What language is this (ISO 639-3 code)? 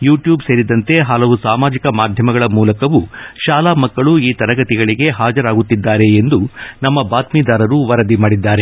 kan